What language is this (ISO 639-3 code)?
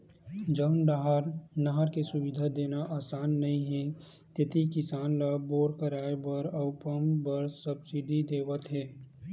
hne